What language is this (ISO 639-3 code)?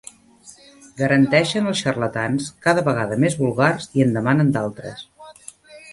cat